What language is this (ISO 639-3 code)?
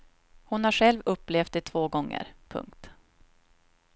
swe